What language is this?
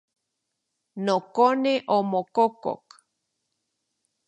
Central Puebla Nahuatl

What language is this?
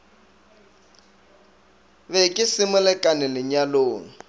Northern Sotho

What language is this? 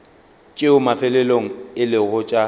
Northern Sotho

